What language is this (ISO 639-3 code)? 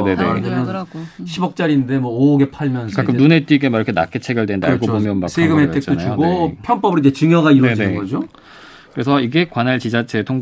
kor